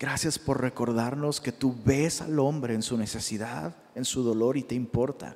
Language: Spanish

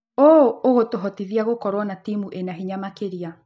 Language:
Kikuyu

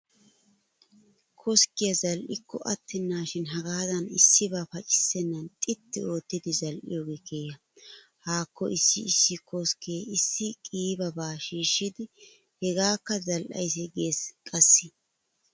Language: Wolaytta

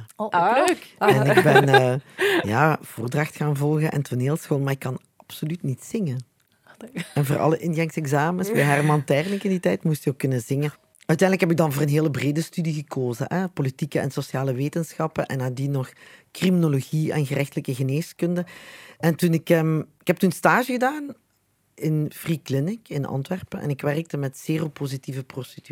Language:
Dutch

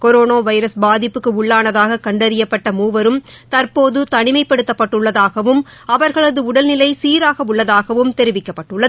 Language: Tamil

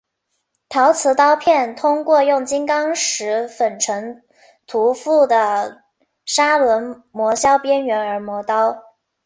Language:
Chinese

